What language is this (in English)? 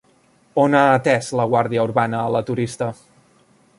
Catalan